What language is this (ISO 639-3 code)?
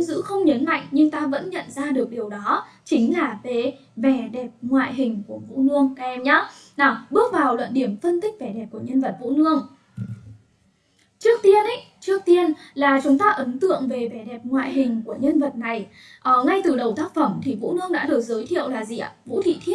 vie